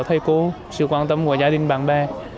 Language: Vietnamese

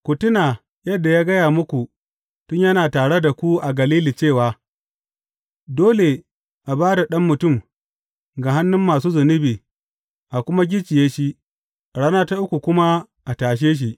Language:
Hausa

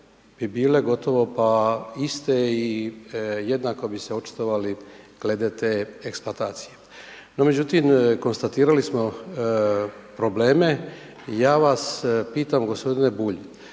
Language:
Croatian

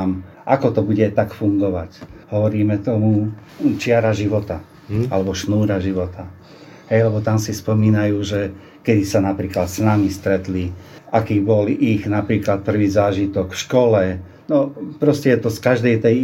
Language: Slovak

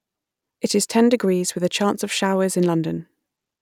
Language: English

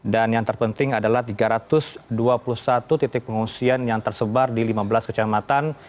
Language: Indonesian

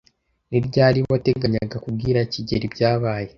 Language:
Kinyarwanda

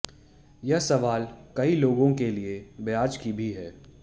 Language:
Hindi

